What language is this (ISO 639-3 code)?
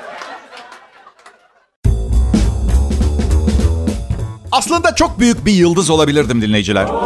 tur